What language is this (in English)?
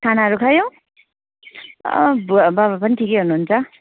Nepali